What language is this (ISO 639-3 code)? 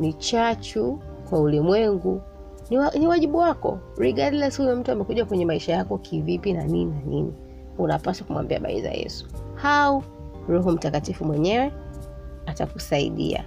swa